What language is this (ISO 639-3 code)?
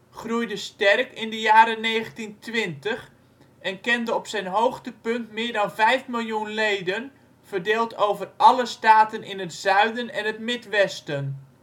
nld